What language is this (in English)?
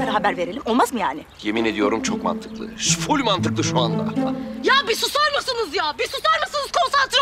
Turkish